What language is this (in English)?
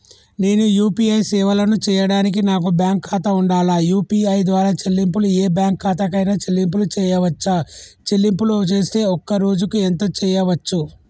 Telugu